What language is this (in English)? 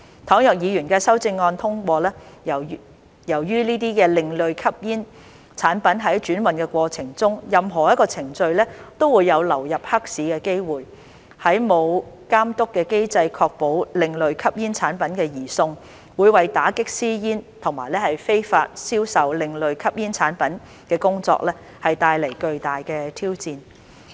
Cantonese